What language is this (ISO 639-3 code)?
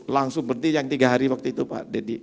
ind